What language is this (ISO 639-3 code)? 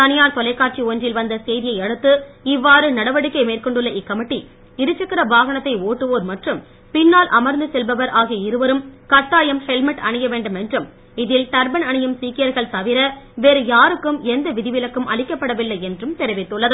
tam